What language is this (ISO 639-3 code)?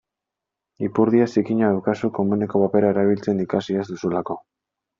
eus